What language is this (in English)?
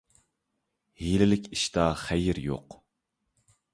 Uyghur